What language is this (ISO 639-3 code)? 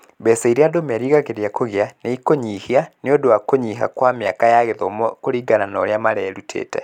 kik